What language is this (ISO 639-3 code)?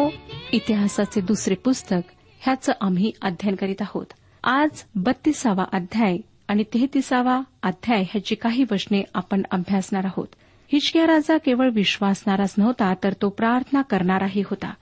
mar